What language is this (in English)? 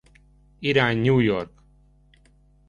Hungarian